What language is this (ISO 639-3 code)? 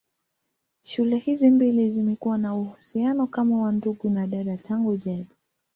swa